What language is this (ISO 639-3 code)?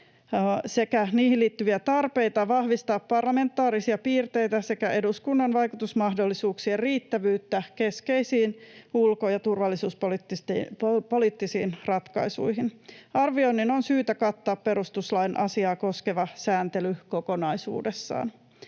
fin